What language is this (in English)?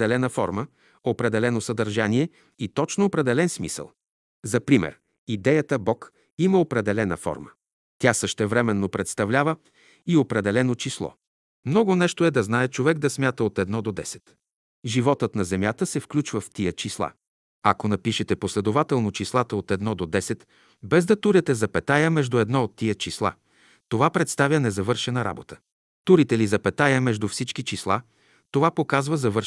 Bulgarian